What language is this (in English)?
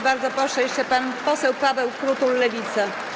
Polish